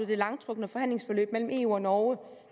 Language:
Danish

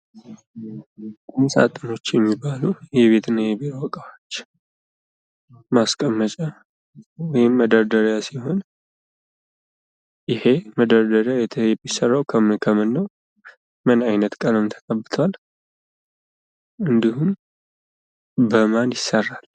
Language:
Amharic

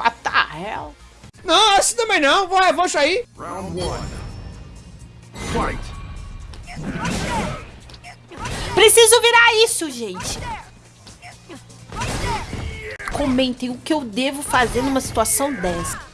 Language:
Portuguese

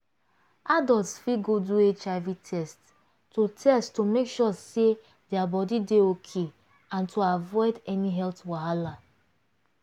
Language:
Nigerian Pidgin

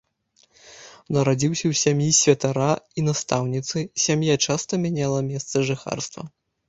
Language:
Belarusian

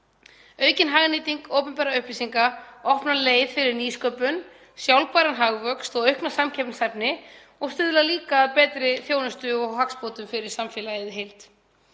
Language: Icelandic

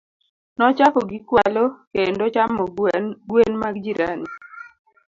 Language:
Luo (Kenya and Tanzania)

